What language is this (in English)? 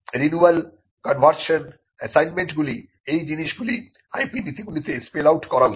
Bangla